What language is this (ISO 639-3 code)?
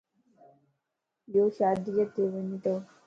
lss